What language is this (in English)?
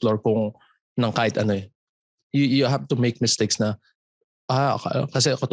Filipino